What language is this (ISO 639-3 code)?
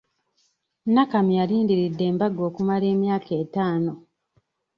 lug